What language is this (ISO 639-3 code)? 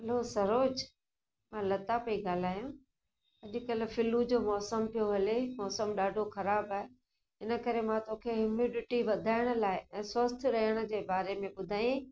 snd